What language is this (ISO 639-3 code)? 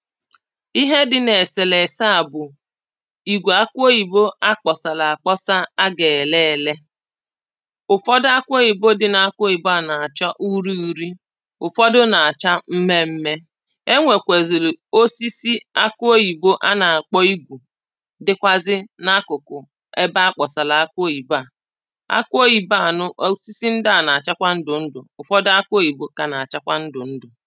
ibo